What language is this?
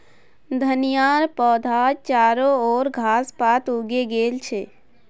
Magahi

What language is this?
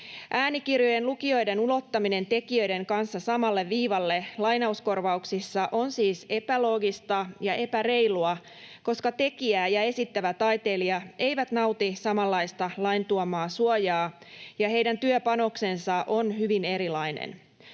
Finnish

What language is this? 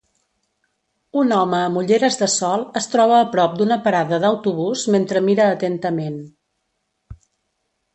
Catalan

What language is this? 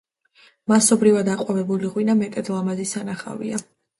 Georgian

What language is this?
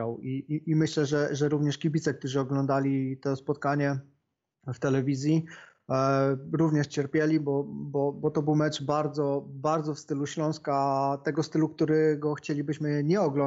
Polish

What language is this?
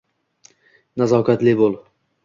Uzbek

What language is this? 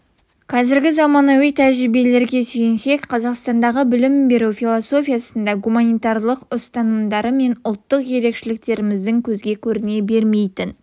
Kazakh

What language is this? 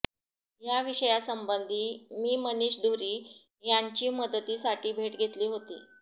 Marathi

